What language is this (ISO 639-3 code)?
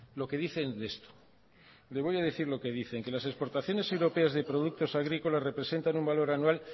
spa